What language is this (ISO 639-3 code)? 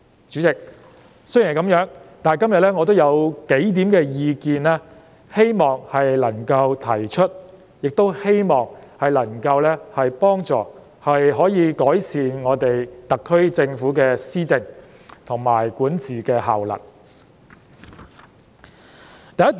yue